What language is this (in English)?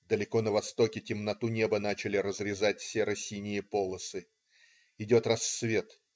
Russian